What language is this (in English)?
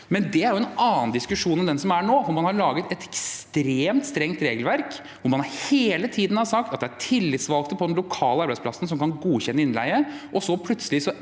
Norwegian